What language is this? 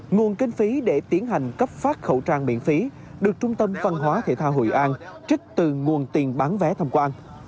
Vietnamese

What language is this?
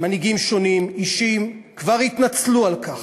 Hebrew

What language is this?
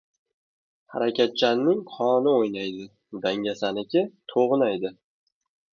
Uzbek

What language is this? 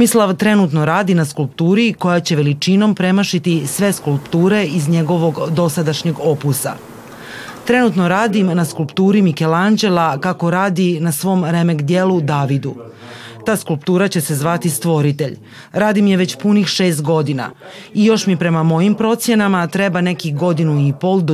Croatian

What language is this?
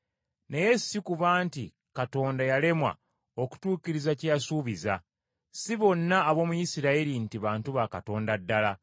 Ganda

